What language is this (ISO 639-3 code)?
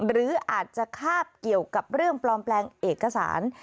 tha